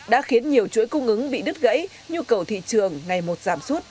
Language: Vietnamese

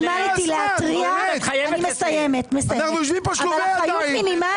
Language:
Hebrew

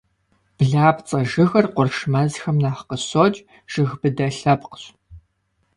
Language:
Kabardian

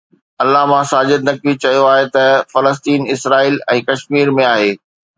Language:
Sindhi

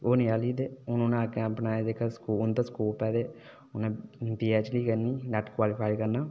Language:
Dogri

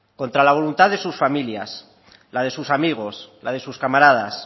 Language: Spanish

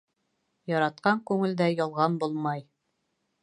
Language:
Bashkir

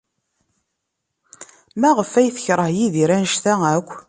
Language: Kabyle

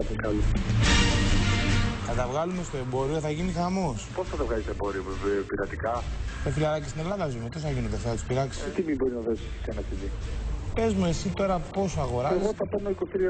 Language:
Greek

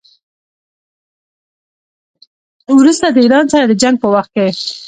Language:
Pashto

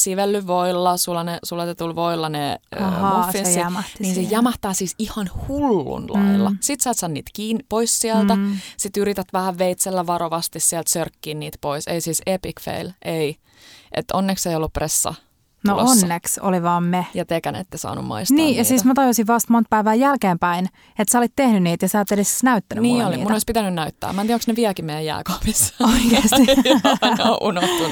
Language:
Finnish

